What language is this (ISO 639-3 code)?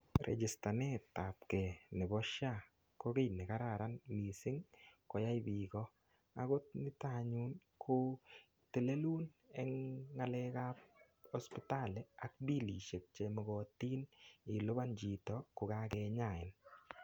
kln